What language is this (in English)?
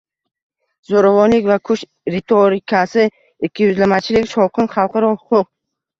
Uzbek